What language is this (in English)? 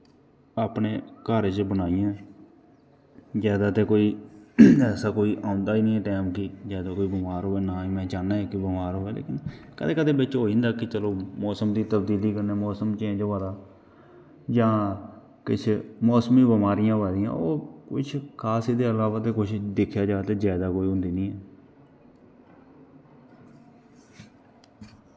Dogri